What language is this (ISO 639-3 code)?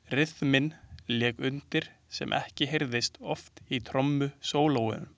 isl